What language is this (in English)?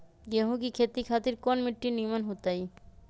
Magahi